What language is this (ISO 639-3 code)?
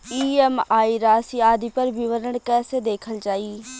bho